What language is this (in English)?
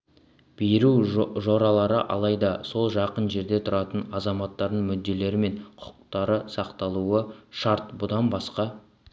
Kazakh